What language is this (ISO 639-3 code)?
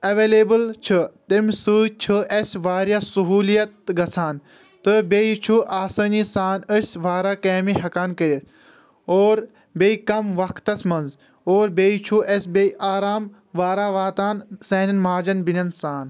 kas